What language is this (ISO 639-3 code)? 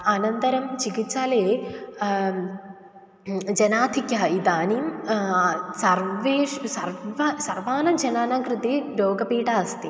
san